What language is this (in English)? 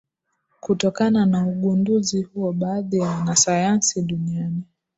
Swahili